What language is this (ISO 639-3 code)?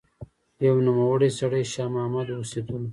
pus